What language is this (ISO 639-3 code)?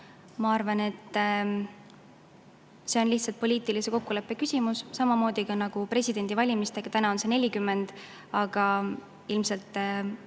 est